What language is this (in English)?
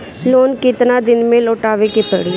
Bhojpuri